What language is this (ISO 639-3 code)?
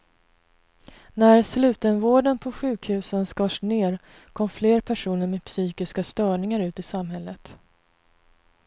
swe